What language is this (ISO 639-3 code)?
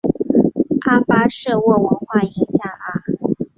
zho